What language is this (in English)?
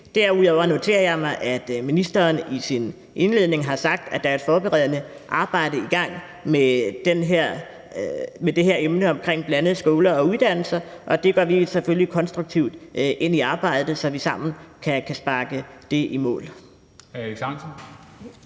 Danish